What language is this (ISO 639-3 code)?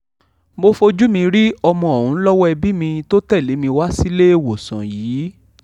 yor